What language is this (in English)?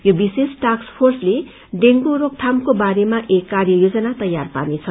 Nepali